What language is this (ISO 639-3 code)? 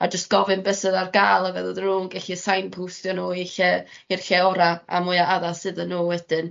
cym